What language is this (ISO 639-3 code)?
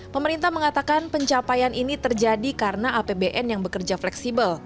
ind